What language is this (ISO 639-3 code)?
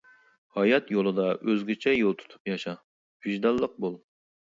uig